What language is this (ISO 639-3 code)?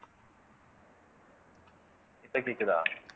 tam